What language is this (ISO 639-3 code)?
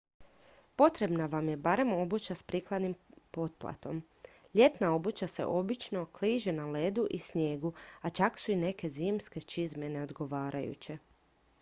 hrv